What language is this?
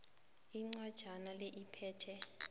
South Ndebele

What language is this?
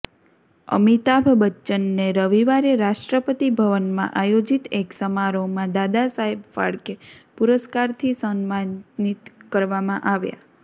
Gujarati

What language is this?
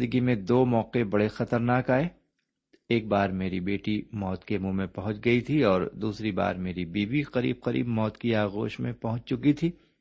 Urdu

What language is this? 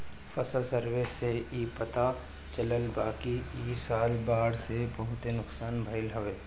Bhojpuri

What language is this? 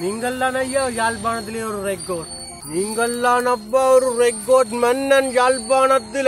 Tamil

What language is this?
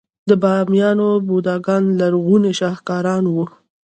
Pashto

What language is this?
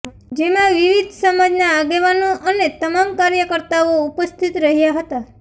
Gujarati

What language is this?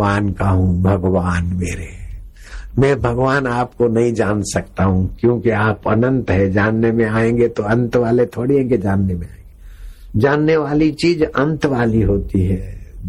Hindi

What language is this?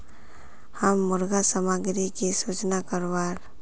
Magahi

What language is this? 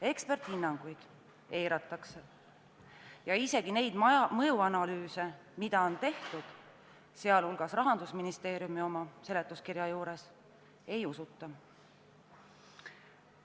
Estonian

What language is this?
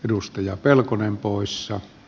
Finnish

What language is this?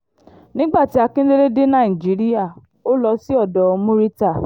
Yoruba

